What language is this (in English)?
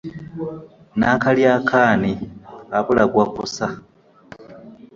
Ganda